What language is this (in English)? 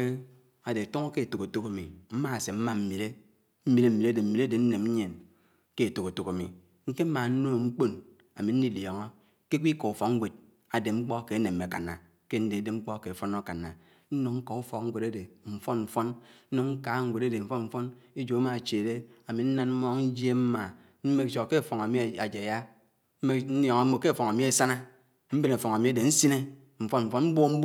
Anaang